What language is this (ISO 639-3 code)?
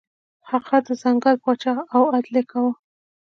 pus